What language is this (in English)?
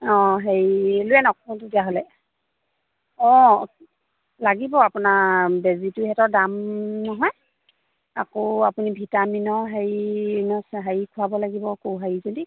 Assamese